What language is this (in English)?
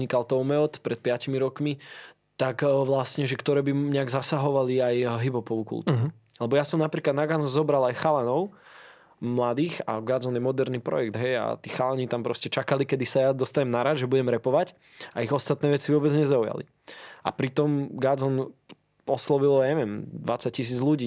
Slovak